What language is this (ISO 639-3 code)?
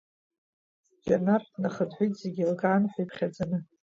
abk